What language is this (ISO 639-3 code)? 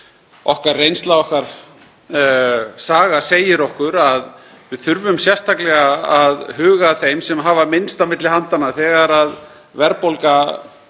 isl